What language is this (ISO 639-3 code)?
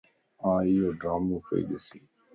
lss